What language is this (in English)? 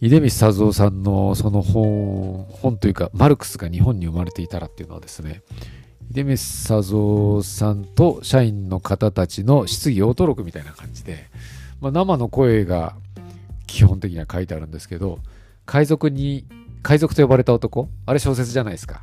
Japanese